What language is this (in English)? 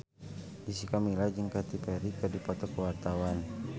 Sundanese